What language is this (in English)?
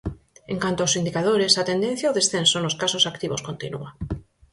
Galician